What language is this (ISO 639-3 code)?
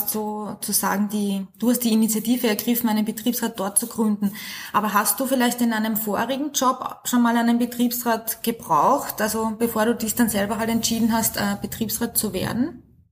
deu